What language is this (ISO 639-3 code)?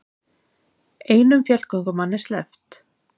isl